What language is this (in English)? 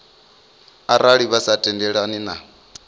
Venda